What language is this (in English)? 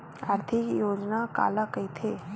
Chhattisgarhi